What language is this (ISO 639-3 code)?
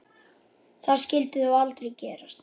isl